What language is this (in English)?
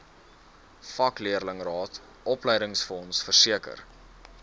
Afrikaans